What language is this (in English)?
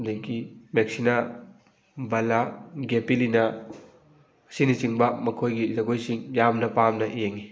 Manipuri